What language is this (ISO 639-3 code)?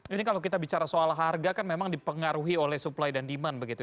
ind